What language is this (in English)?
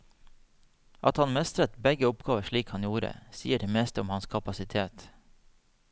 Norwegian